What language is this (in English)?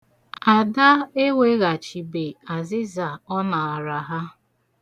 Igbo